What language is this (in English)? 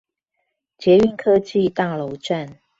Chinese